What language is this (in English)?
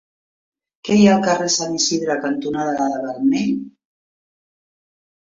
Catalan